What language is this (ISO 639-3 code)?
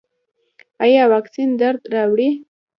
pus